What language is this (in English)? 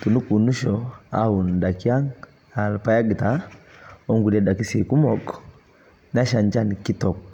Masai